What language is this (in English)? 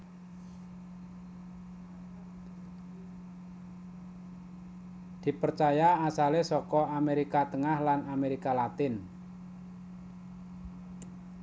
Javanese